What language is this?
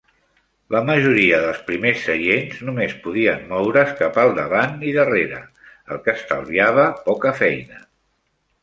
Catalan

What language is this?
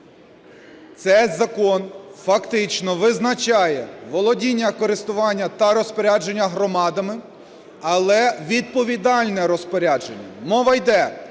Ukrainian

